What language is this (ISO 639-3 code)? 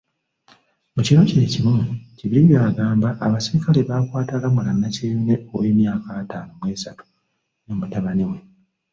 lug